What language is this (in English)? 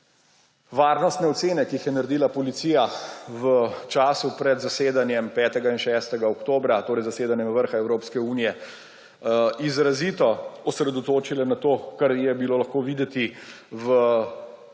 Slovenian